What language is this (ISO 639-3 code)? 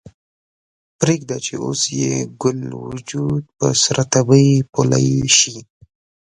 pus